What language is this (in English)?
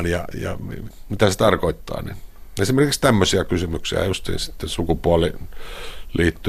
Finnish